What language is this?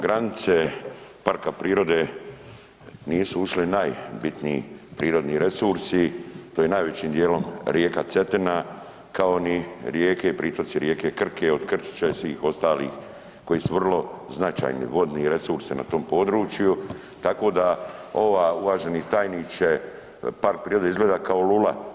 Croatian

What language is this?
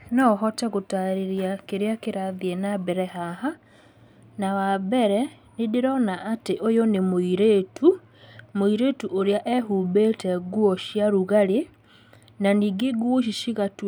Kikuyu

